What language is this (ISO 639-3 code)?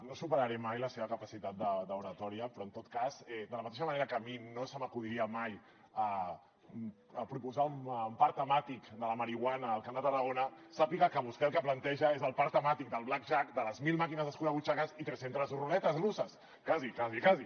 cat